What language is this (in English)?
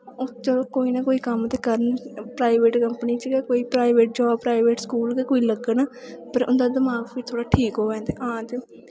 Dogri